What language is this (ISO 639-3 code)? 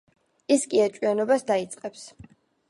kat